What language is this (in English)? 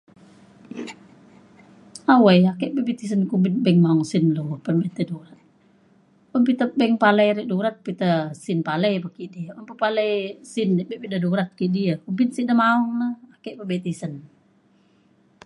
Mainstream Kenyah